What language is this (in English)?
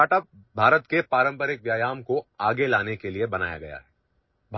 Urdu